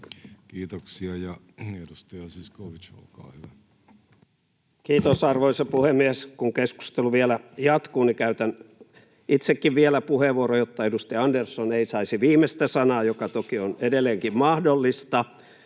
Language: Finnish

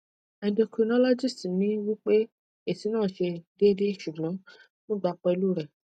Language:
Yoruba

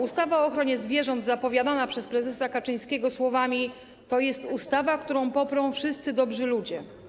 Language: Polish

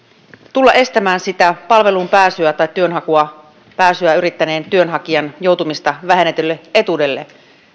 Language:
Finnish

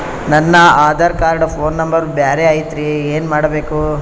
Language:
Kannada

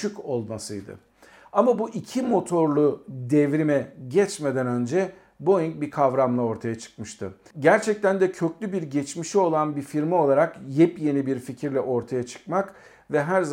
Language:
Turkish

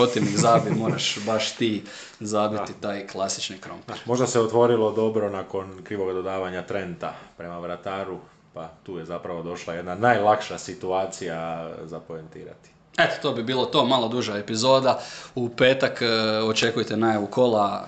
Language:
Croatian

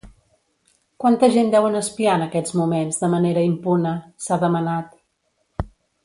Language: Catalan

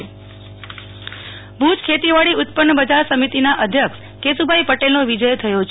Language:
Gujarati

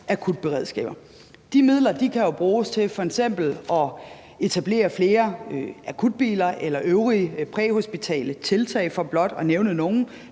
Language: Danish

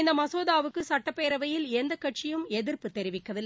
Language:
Tamil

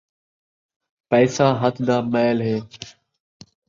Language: Saraiki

